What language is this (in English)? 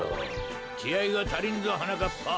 Japanese